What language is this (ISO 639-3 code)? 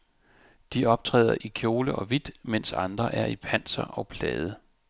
dan